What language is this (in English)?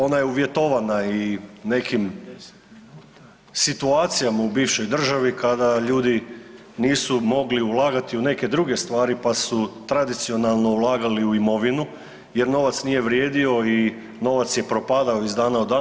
Croatian